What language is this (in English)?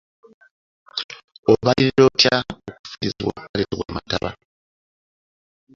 Ganda